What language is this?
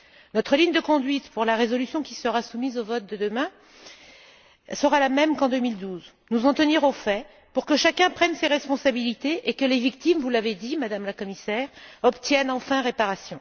French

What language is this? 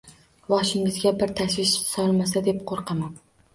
Uzbek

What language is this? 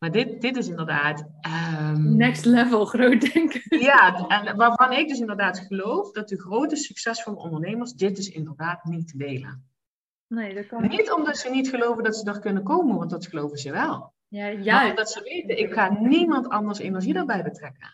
Dutch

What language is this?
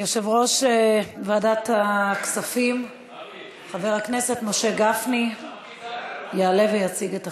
Hebrew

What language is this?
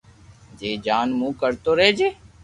Loarki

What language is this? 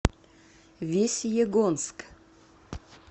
Russian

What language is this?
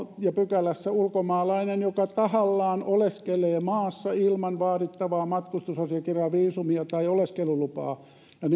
Finnish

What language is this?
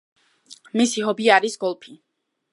Georgian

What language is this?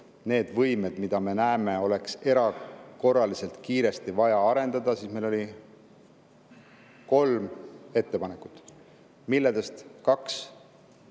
Estonian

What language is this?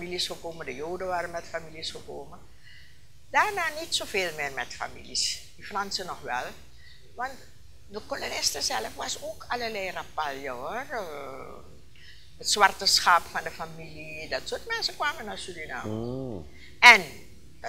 Dutch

